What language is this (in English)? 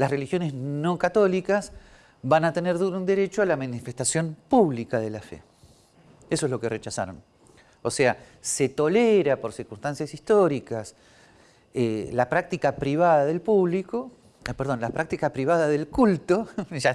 Spanish